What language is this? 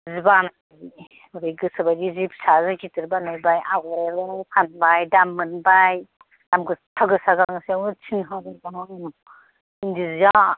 Bodo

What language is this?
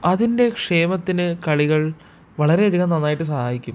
Malayalam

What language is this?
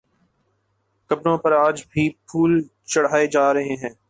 Urdu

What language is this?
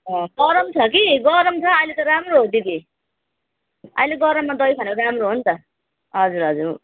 Nepali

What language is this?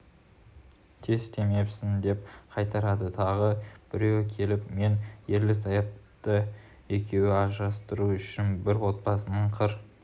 Kazakh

